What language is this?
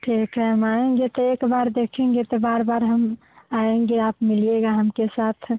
Hindi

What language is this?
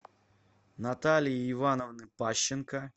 Russian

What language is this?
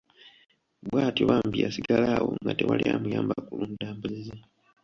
Ganda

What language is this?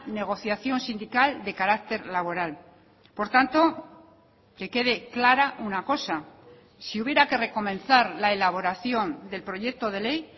Spanish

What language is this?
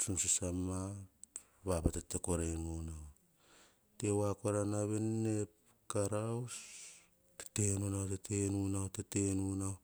Hahon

